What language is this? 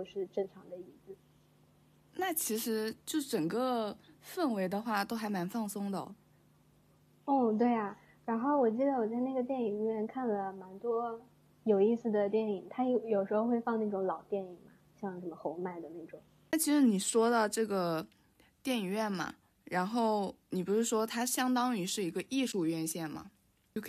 Chinese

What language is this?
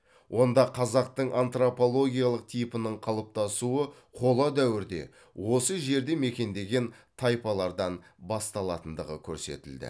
Kazakh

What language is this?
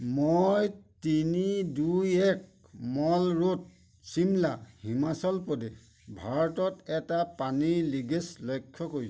Assamese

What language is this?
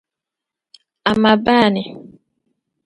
Dagbani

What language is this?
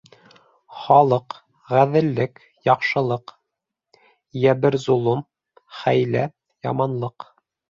Bashkir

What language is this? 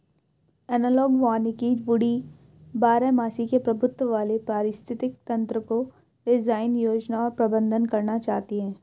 Hindi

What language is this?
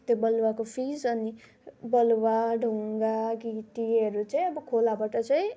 Nepali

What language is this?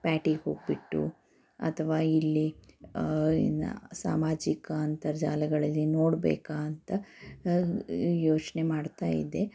Kannada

